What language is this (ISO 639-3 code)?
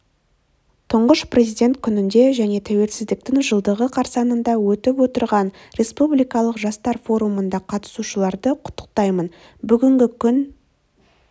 kaz